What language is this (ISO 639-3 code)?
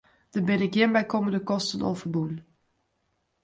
fry